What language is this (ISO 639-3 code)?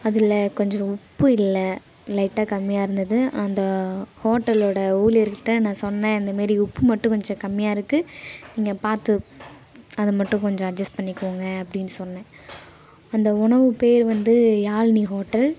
tam